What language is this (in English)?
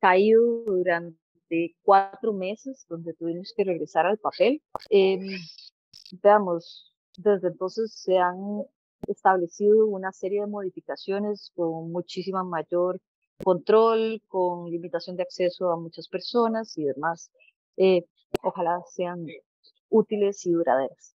Spanish